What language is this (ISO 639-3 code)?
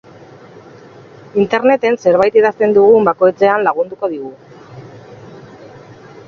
eus